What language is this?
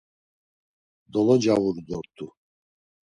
Laz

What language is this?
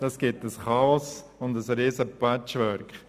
Swiss German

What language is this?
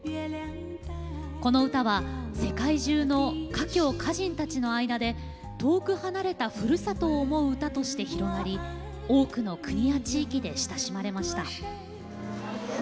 Japanese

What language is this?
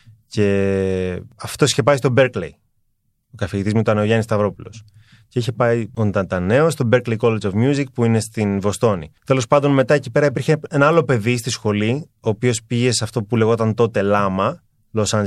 Greek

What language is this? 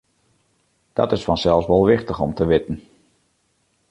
Western Frisian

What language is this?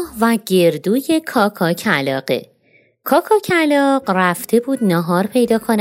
Persian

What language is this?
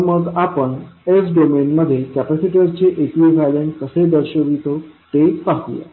Marathi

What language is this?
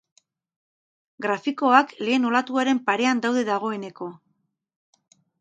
Basque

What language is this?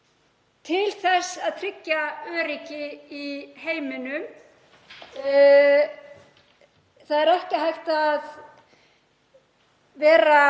Icelandic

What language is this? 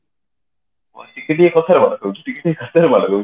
Odia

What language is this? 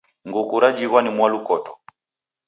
Taita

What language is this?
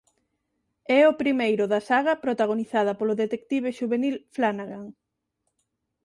Galician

